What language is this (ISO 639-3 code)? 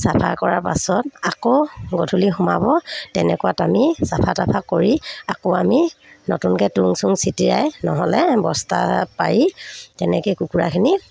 asm